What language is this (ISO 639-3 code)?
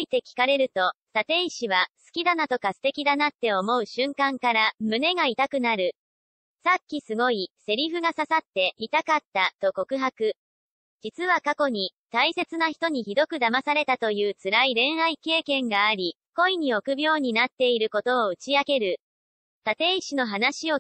jpn